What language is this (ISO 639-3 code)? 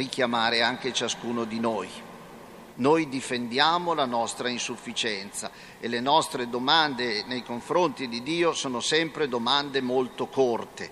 ita